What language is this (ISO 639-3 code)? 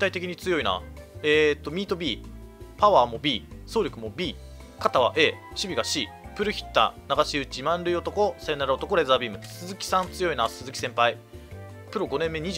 jpn